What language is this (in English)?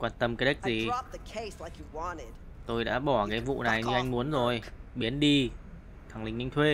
Vietnamese